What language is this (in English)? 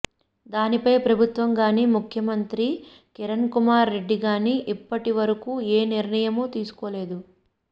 Telugu